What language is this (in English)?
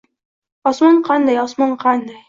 Uzbek